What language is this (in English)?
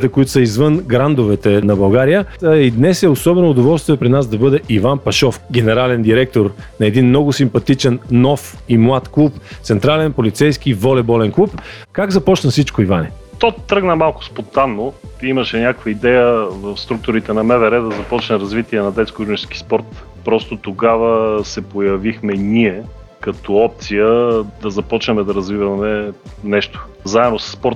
Bulgarian